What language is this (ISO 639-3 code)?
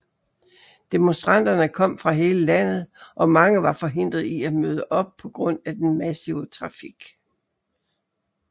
dan